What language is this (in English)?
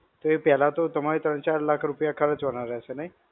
Gujarati